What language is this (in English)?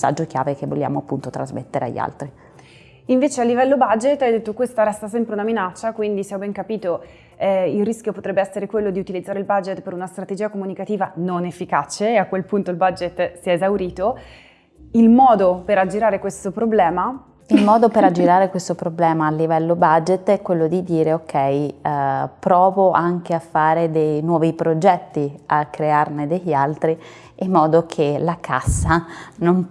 Italian